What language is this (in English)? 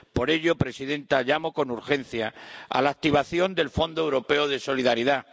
Spanish